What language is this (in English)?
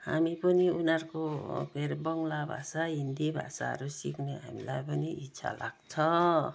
Nepali